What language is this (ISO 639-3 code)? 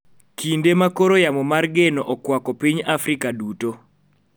luo